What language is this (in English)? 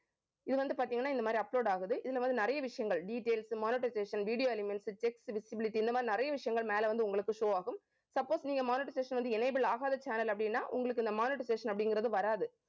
Tamil